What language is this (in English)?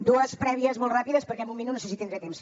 Catalan